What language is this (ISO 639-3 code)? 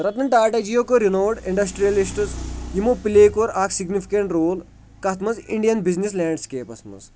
kas